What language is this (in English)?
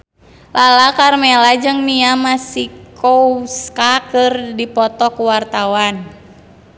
Sundanese